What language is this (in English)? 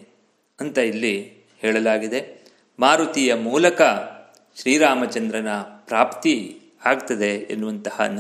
Kannada